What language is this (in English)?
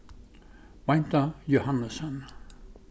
Faroese